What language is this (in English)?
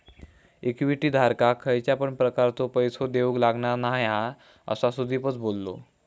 Marathi